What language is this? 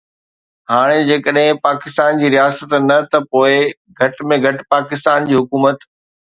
Sindhi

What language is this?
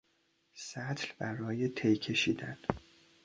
Persian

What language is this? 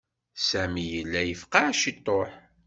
Kabyle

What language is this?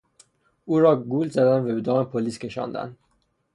Persian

